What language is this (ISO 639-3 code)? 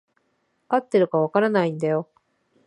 jpn